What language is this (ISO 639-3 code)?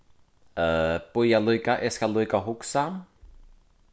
fao